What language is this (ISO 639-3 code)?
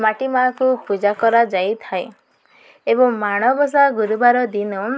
ori